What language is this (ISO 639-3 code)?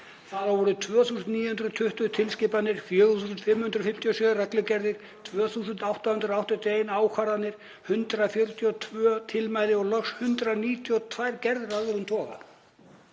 isl